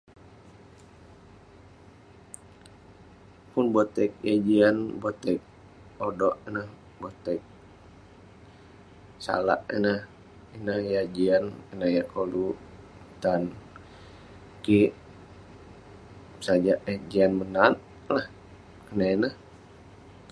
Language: Western Penan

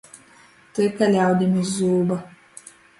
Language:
Latgalian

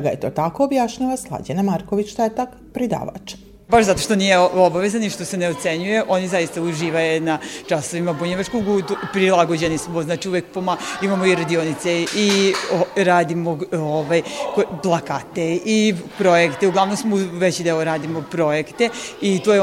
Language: Croatian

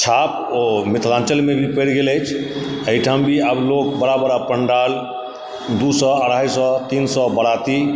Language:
Maithili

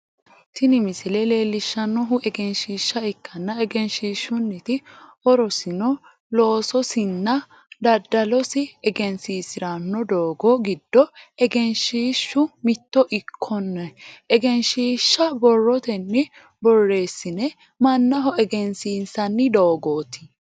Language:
Sidamo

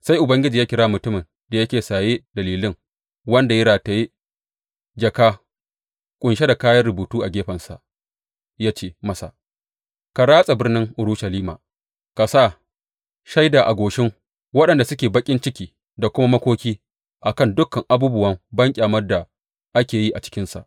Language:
Hausa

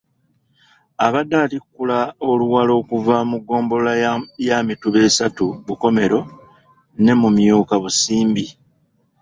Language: Ganda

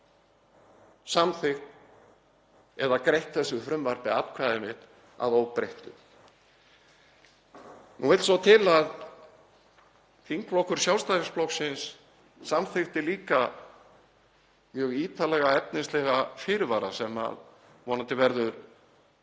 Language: Icelandic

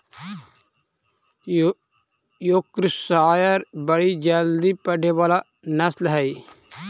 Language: Magahi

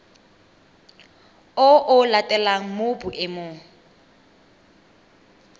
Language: Tswana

